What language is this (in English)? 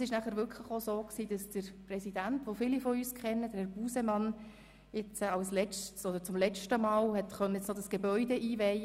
Swiss German